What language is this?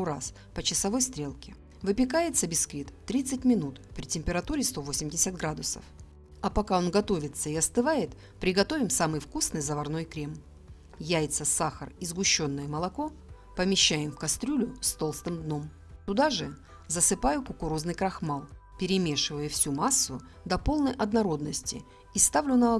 Russian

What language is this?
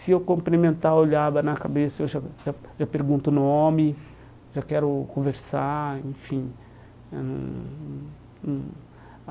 Portuguese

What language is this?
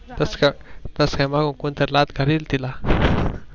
Marathi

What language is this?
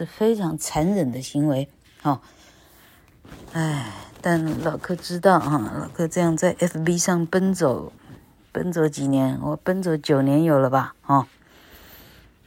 Chinese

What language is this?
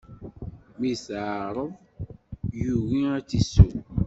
Kabyle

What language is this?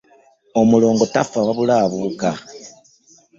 Ganda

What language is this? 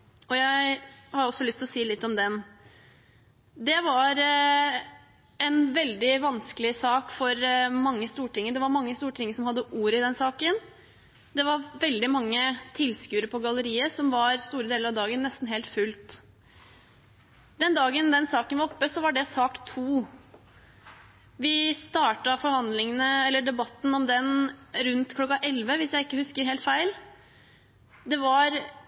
Norwegian Bokmål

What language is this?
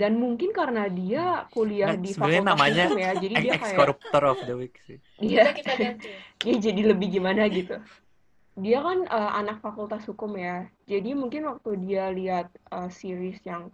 Indonesian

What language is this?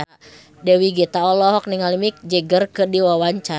Sundanese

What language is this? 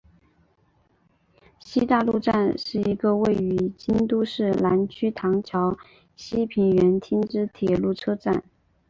Chinese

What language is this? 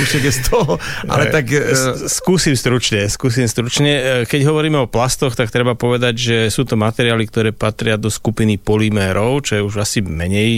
Slovak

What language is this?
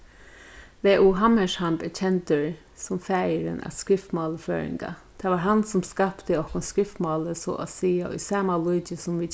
Faroese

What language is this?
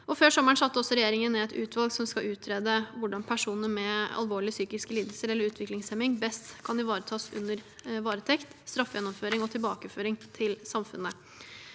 Norwegian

